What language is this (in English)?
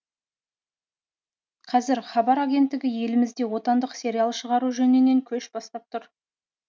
Kazakh